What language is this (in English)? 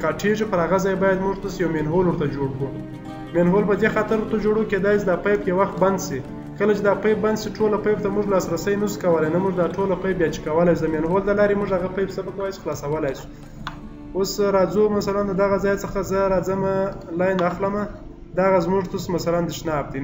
Romanian